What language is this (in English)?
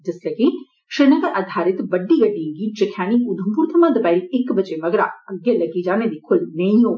Dogri